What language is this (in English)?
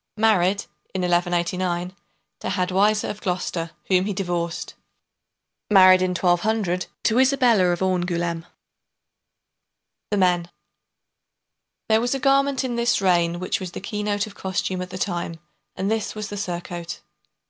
English